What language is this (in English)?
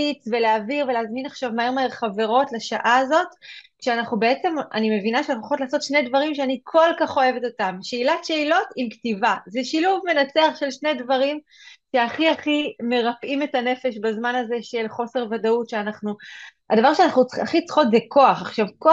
Hebrew